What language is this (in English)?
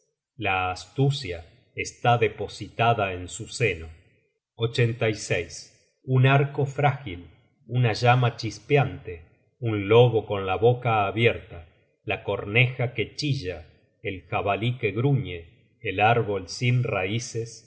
Spanish